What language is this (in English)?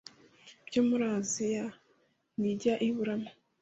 Kinyarwanda